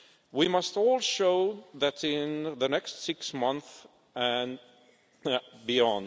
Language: English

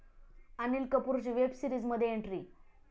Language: Marathi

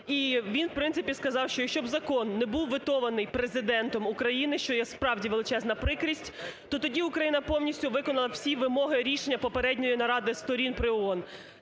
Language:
Ukrainian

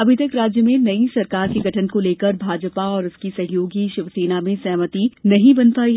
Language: Hindi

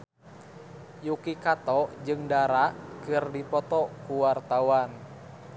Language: Sundanese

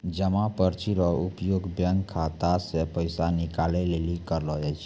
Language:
Maithili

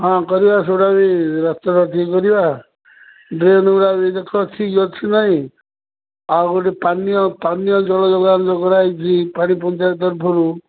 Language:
Odia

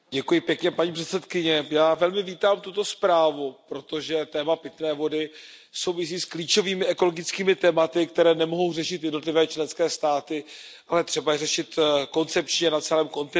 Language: Czech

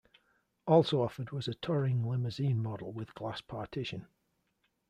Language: English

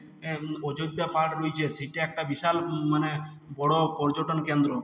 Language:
Bangla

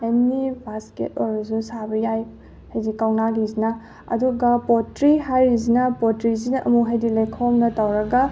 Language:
Manipuri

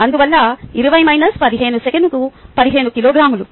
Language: Telugu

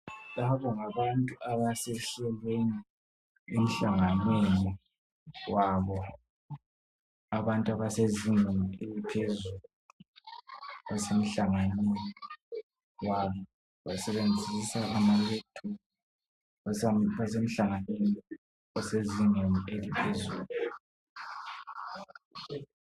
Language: North Ndebele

